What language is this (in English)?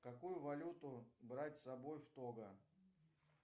Russian